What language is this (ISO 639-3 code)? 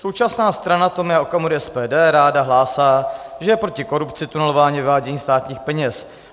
ces